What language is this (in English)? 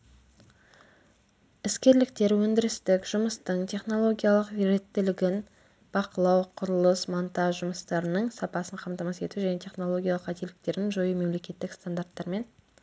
Kazakh